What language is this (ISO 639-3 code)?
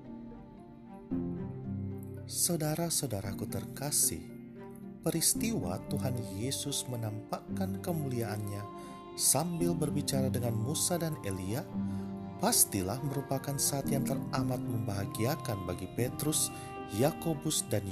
ind